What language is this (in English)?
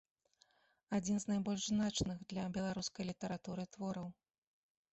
Belarusian